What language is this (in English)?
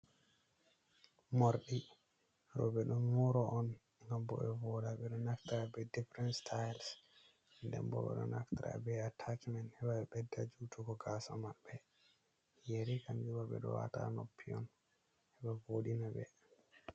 Fula